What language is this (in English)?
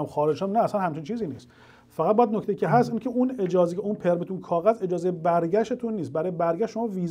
Persian